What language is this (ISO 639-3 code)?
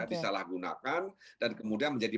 ind